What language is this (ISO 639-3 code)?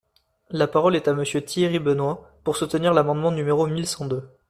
fra